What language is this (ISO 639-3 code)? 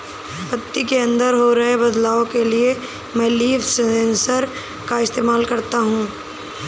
hin